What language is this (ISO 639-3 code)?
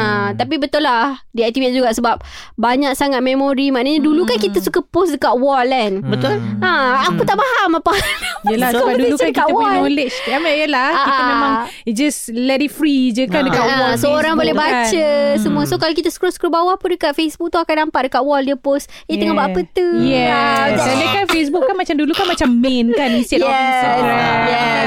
msa